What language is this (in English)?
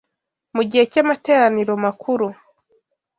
Kinyarwanda